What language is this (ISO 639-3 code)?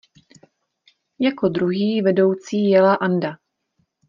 ces